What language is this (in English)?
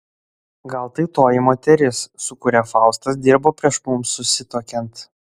Lithuanian